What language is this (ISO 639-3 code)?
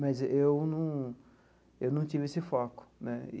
por